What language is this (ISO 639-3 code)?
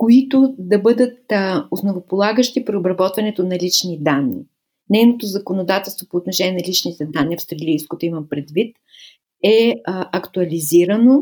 bul